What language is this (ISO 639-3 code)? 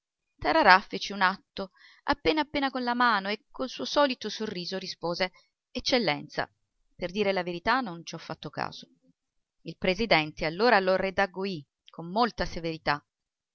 ita